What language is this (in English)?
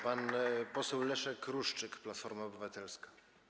Polish